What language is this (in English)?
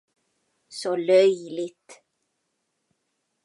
Swedish